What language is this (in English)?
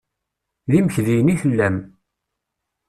Kabyle